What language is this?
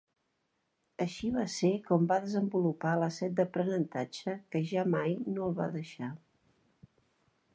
Catalan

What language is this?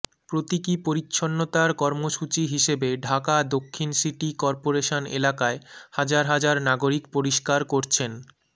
Bangla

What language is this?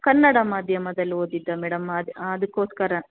Kannada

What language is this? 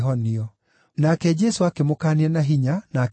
Kikuyu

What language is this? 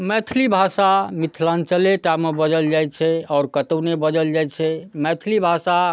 Maithili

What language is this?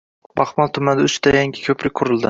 Uzbek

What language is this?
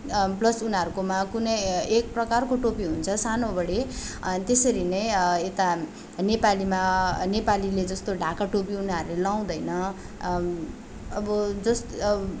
Nepali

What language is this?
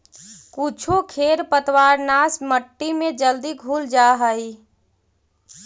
Magahi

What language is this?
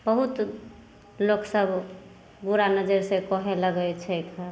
Maithili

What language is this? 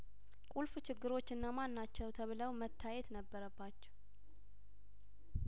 Amharic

